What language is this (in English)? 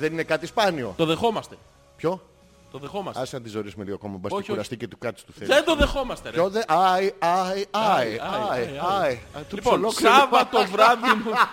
Greek